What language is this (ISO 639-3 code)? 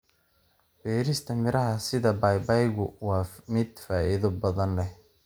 som